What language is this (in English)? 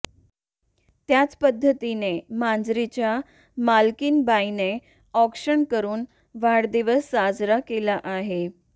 Marathi